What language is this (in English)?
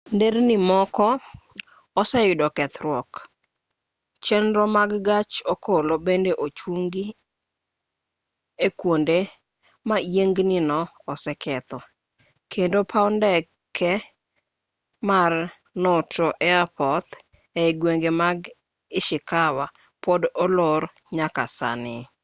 Luo (Kenya and Tanzania)